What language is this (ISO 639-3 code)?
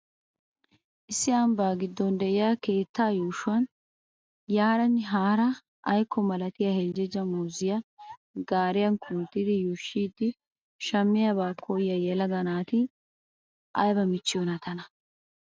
wal